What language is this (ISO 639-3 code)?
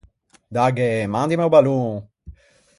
lij